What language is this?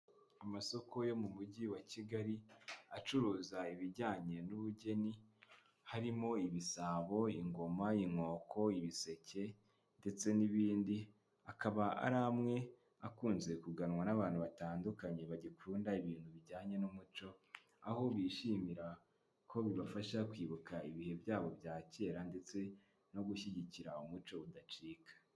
Kinyarwanda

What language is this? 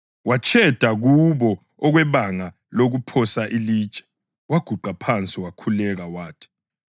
North Ndebele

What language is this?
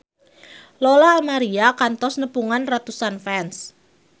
Sundanese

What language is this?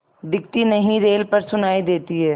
Hindi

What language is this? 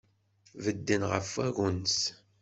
Kabyle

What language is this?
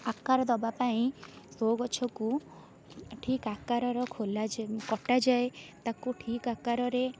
Odia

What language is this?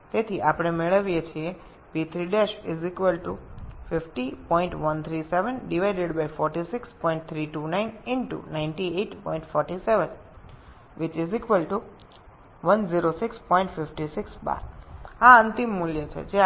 Bangla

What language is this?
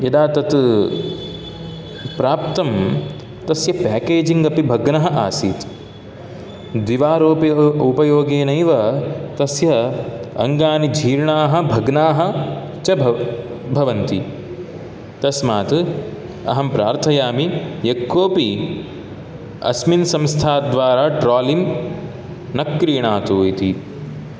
Sanskrit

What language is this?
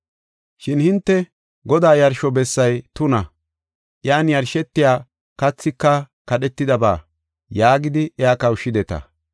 Gofa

